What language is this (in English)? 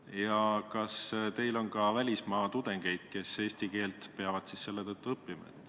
Estonian